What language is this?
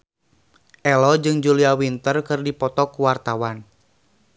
Sundanese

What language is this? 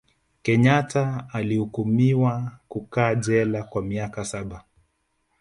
Swahili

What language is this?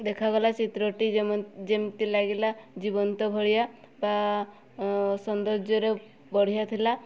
Odia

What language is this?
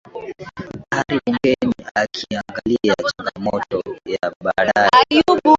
Swahili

